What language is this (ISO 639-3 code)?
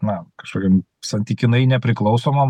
lit